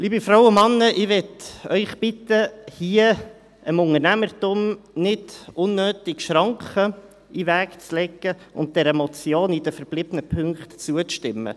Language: Swiss German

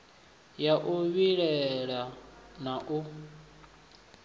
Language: Venda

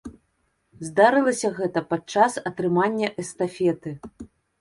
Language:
Belarusian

